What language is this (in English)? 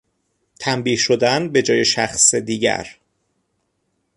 Persian